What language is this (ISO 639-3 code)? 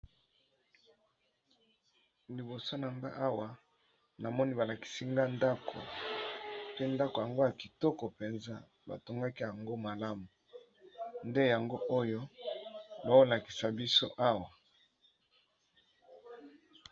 lin